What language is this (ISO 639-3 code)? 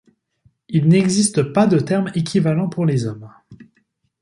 fra